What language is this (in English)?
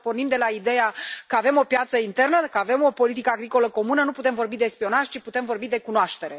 Romanian